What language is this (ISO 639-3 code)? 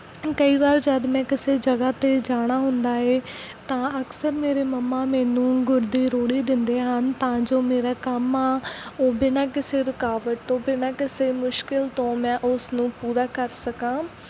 pan